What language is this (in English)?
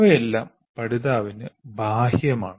Malayalam